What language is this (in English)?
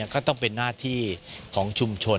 Thai